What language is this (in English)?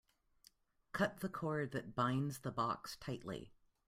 English